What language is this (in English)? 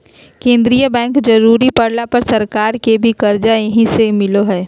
Magahi